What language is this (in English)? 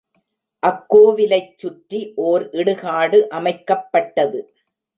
Tamil